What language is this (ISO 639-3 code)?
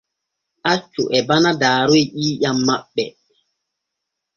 fue